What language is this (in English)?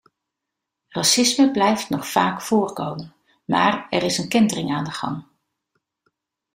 Dutch